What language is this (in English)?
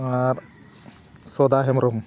Santali